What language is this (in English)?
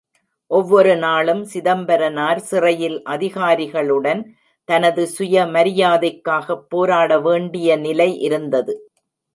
Tamil